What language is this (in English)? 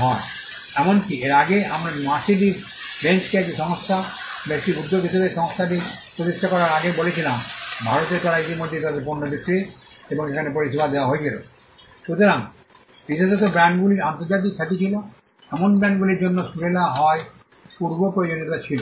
Bangla